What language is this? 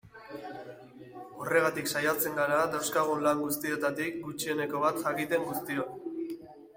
Basque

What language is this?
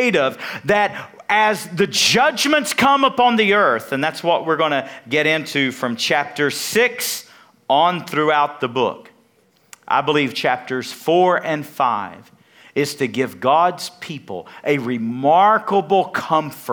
English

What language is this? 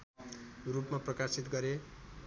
Nepali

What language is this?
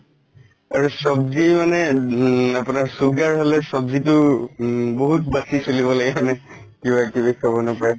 Assamese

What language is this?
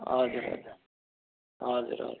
Nepali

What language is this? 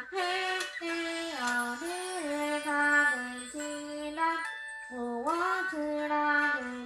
Korean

